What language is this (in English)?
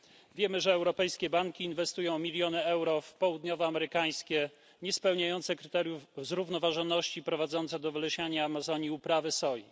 Polish